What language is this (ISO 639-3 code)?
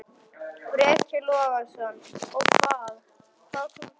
isl